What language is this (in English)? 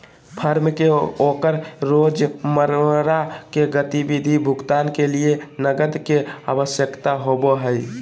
Magahi